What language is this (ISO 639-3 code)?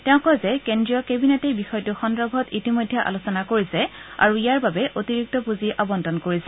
asm